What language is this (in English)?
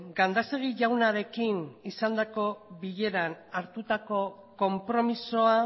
Basque